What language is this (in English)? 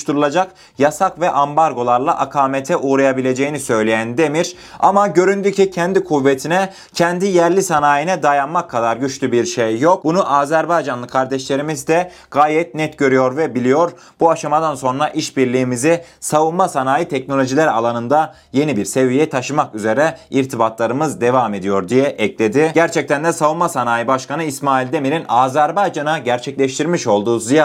Turkish